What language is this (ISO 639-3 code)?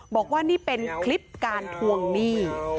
tha